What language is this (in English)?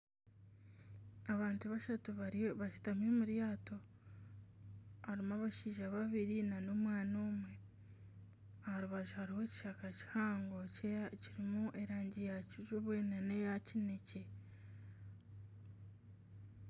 Nyankole